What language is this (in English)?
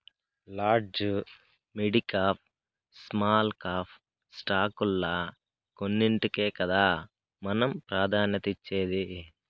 Telugu